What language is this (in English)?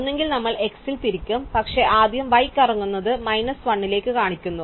Malayalam